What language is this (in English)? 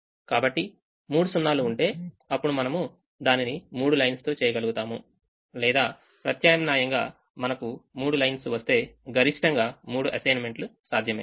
Telugu